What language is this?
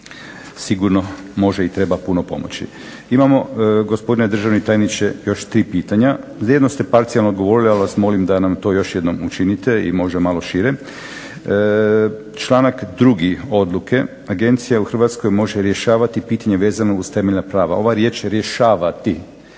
Croatian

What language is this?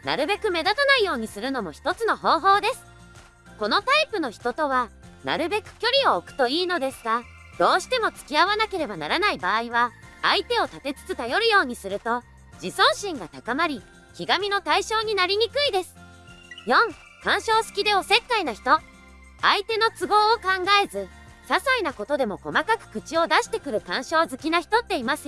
Japanese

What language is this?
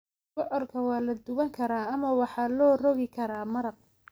Somali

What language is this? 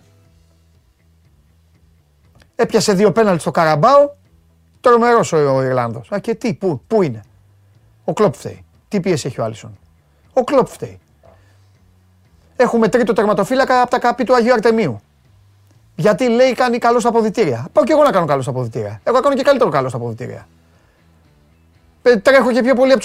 Greek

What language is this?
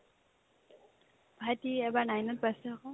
Assamese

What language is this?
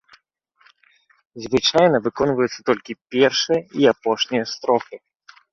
Belarusian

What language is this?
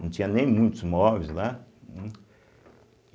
Portuguese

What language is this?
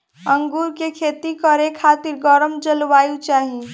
Bhojpuri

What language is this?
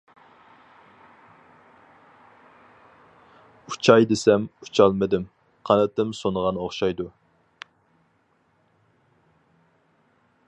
Uyghur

